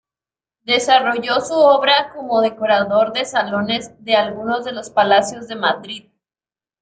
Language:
Spanish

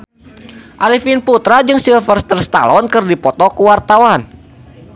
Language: Sundanese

